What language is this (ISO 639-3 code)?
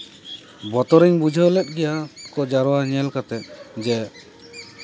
sat